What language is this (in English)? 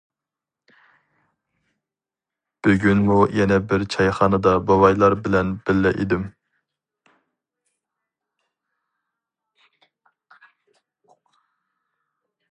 Uyghur